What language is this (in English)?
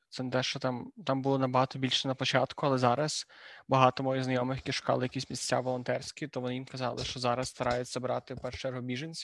Ukrainian